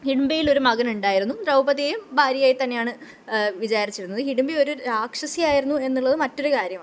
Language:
Malayalam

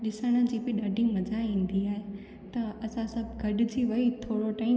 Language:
Sindhi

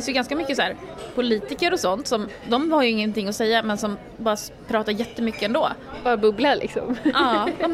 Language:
Swedish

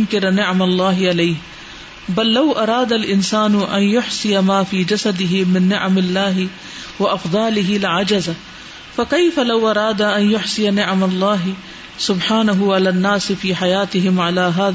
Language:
Urdu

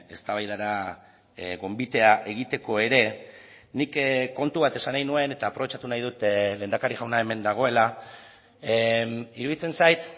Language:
Basque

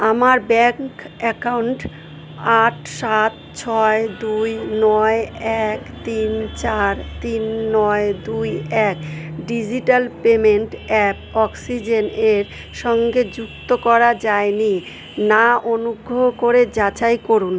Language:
Bangla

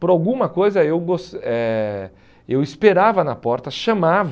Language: Portuguese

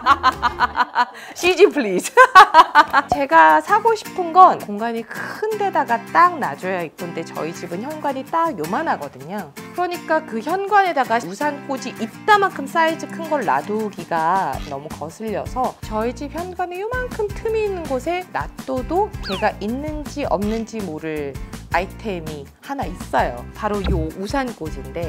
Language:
Korean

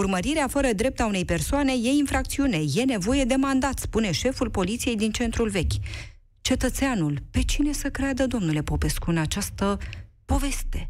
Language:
Romanian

